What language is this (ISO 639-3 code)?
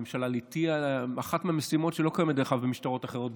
heb